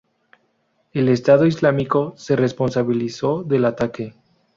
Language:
Spanish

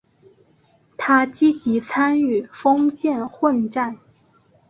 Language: Chinese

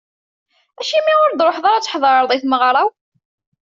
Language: Kabyle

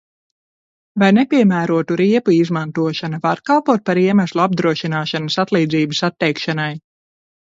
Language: Latvian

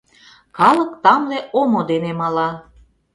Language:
Mari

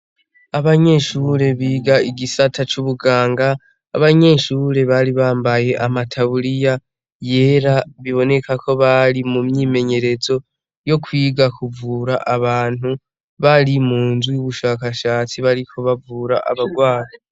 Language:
Rundi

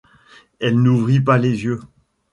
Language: French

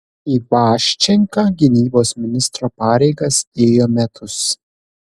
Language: Lithuanian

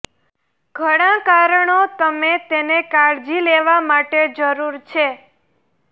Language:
Gujarati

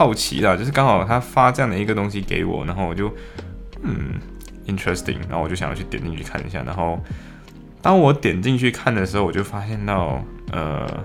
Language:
Chinese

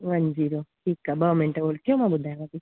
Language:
Sindhi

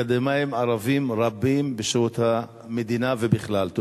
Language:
Hebrew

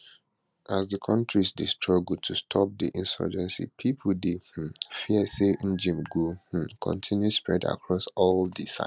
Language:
Nigerian Pidgin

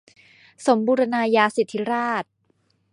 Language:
Thai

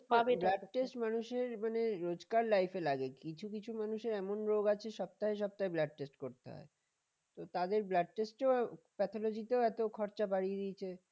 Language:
Bangla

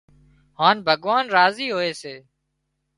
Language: Wadiyara Koli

